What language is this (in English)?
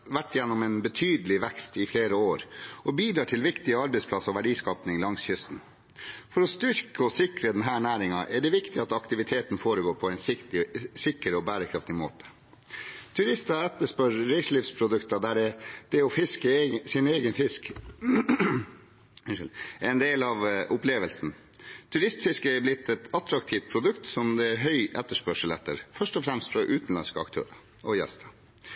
Norwegian Bokmål